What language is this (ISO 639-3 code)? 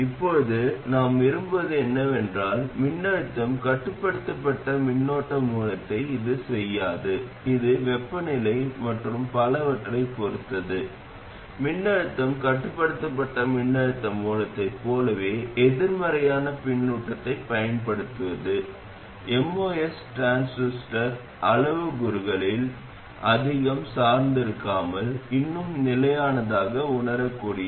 tam